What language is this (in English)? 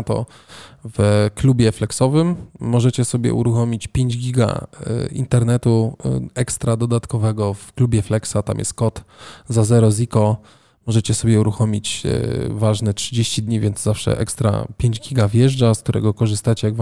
Polish